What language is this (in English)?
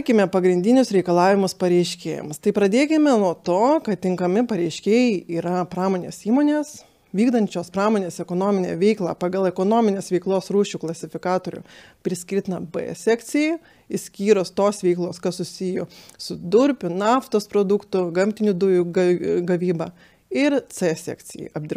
Lithuanian